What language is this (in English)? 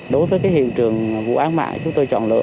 Vietnamese